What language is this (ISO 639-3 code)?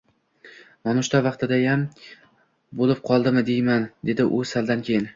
uzb